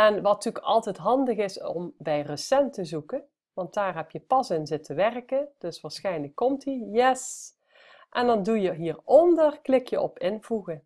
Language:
Dutch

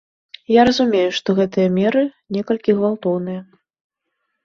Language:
Belarusian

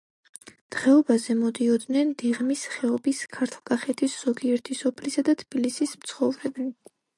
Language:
Georgian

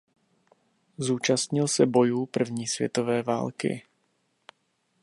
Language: Czech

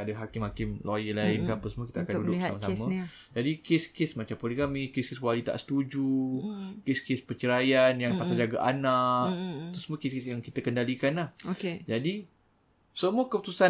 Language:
Malay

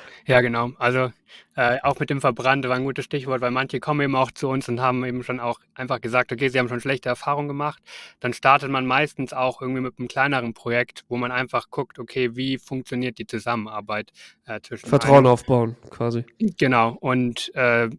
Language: German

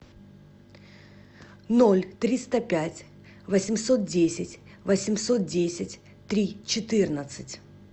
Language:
Russian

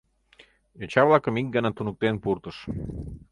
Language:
Mari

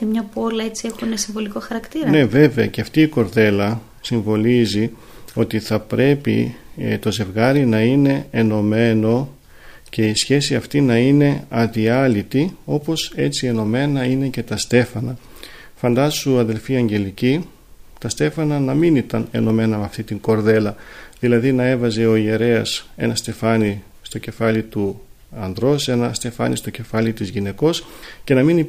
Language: Greek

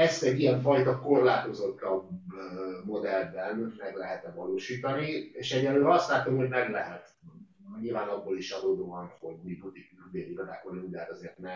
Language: Hungarian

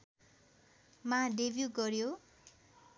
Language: Nepali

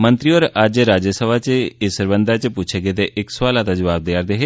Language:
Dogri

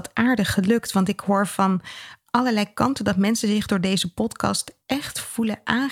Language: Dutch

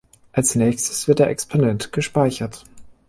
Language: German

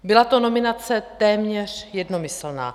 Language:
Czech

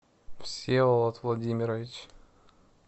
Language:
Russian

